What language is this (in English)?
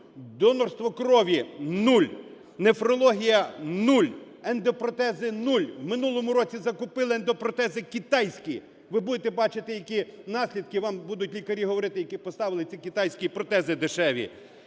Ukrainian